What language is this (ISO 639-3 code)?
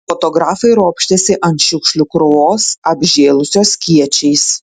lit